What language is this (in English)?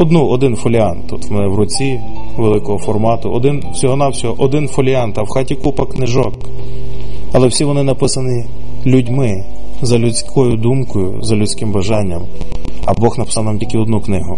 Ukrainian